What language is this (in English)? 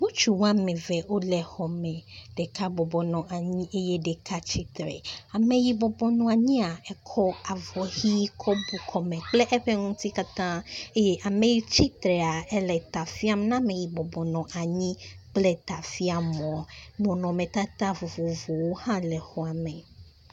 Ewe